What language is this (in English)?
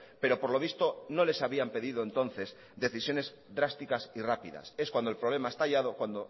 Spanish